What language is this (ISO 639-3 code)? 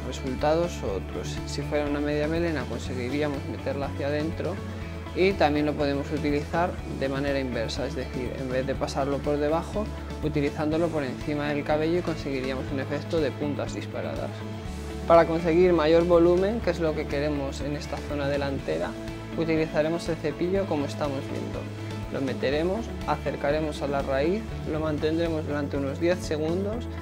spa